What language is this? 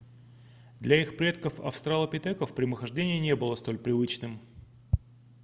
Russian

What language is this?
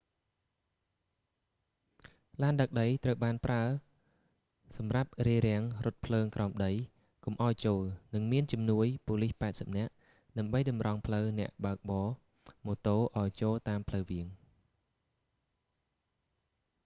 Khmer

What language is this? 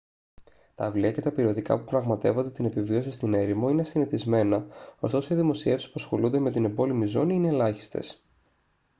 Greek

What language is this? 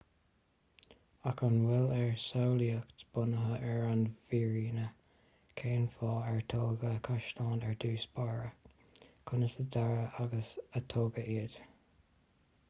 Irish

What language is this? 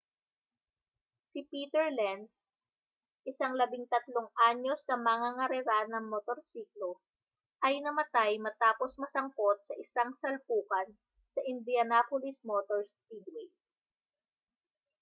Filipino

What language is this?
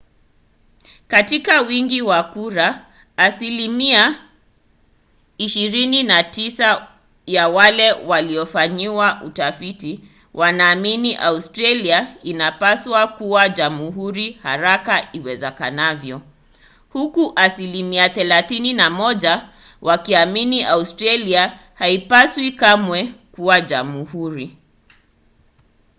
Swahili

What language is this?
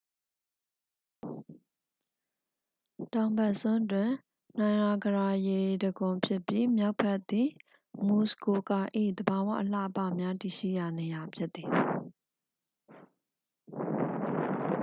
Burmese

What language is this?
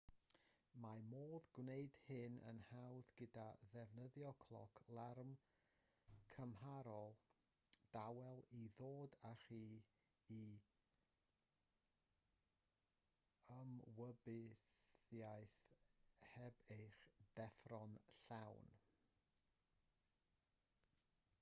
Welsh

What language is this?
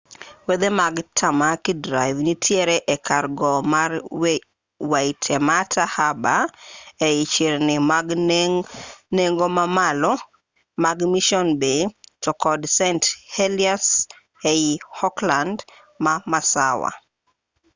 Luo (Kenya and Tanzania)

